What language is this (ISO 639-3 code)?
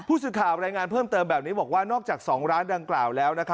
tha